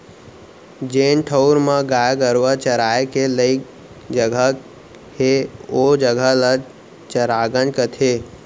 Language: Chhattisgarhi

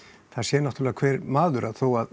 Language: Icelandic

